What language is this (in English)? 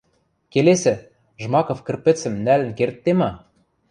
Western Mari